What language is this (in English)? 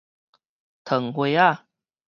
Min Nan Chinese